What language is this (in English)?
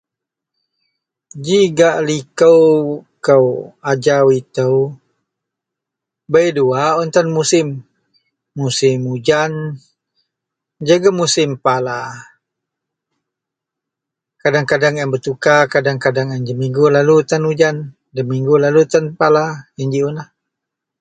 Central Melanau